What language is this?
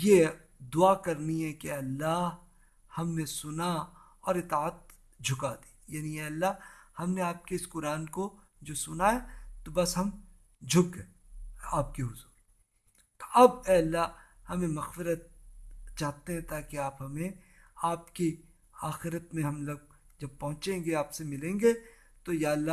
Urdu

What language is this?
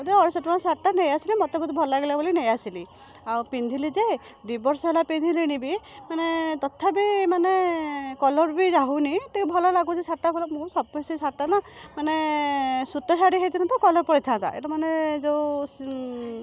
Odia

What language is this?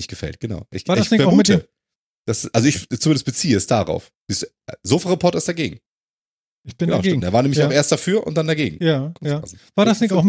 German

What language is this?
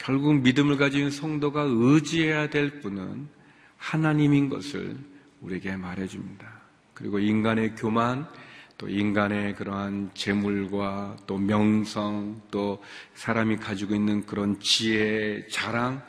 Korean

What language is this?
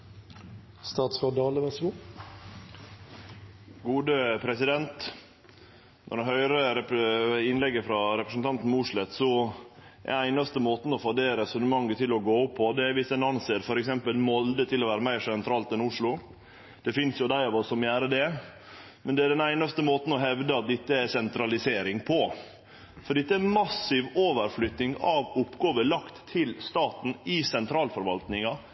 Norwegian Nynorsk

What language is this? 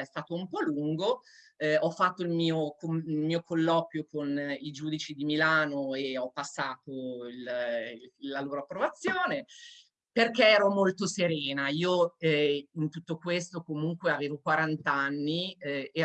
Italian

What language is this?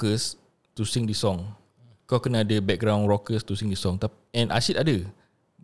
Malay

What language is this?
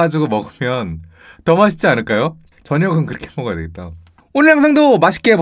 Korean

